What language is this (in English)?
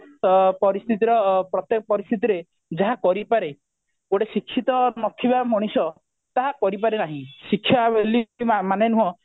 Odia